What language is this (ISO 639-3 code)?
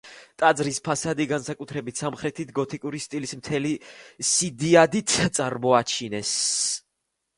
kat